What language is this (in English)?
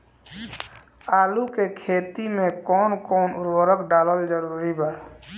Bhojpuri